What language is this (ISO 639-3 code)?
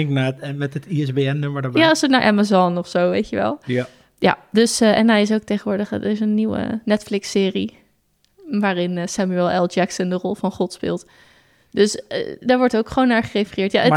nld